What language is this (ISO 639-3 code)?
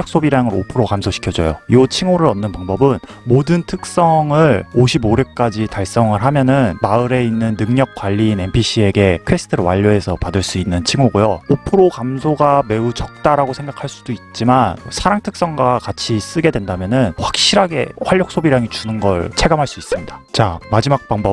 kor